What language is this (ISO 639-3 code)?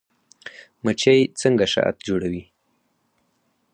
pus